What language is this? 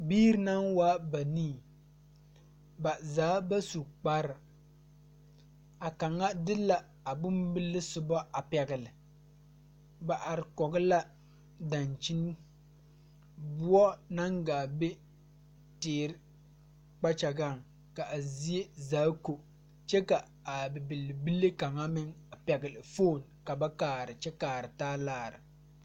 Southern Dagaare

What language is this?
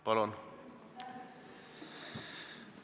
Estonian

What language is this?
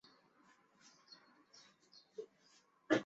Chinese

